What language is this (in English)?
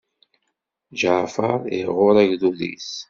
Kabyle